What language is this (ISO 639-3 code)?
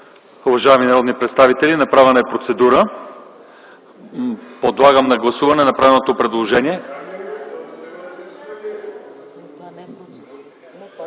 bul